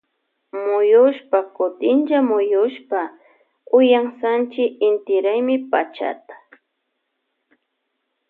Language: Loja Highland Quichua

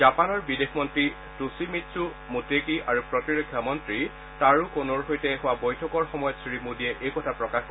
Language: Assamese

